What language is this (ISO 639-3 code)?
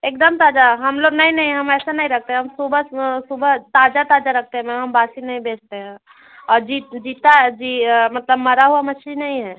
hin